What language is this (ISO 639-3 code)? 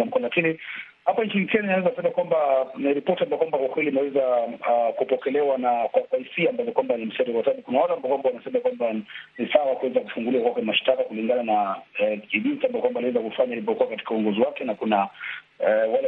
swa